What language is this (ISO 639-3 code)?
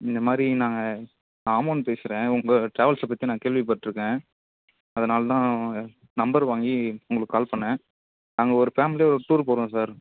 tam